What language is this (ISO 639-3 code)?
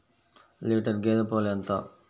tel